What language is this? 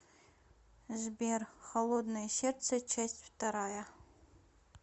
Russian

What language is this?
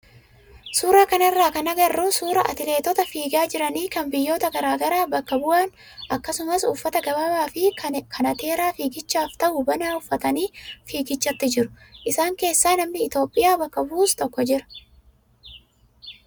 Oromo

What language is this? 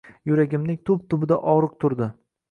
Uzbek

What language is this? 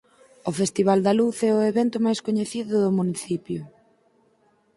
Galician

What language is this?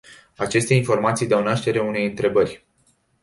Romanian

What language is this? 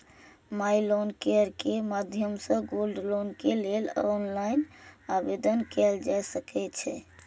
Maithili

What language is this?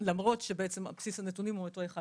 Hebrew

